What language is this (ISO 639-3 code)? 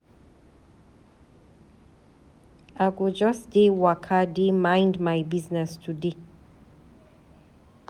pcm